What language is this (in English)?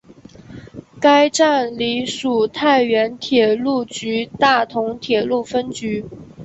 Chinese